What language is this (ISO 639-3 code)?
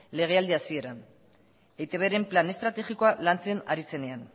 eus